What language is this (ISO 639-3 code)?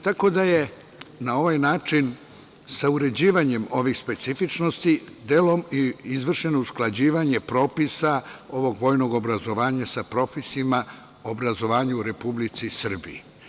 srp